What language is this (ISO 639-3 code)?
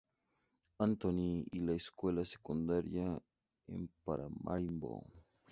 spa